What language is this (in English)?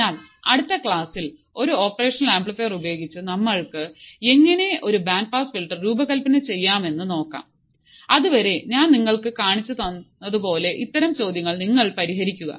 Malayalam